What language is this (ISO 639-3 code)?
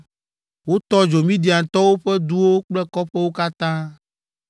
ewe